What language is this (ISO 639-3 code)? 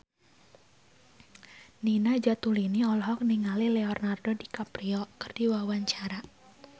sun